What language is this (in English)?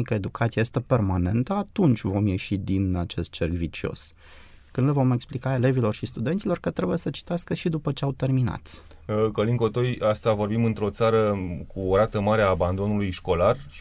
Romanian